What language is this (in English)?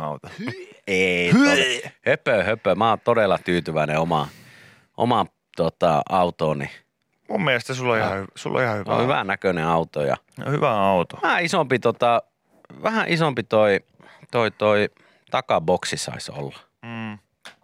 Finnish